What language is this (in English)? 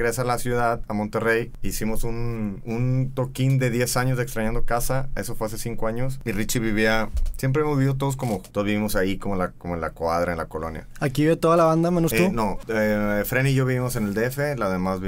Spanish